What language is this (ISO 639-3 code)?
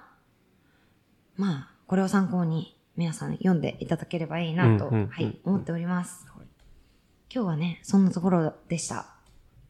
jpn